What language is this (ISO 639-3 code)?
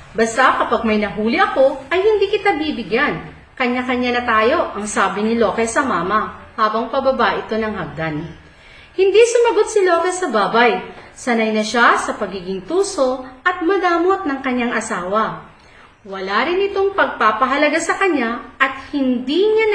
fil